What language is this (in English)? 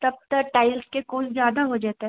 Maithili